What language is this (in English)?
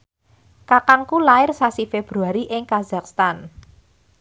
Javanese